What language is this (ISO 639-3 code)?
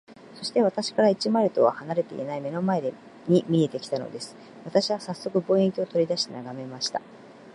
jpn